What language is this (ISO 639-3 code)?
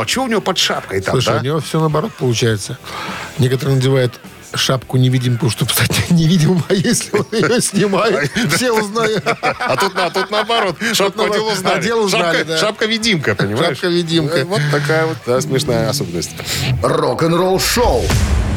rus